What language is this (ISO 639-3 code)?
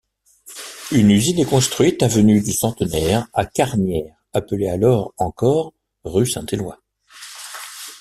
fra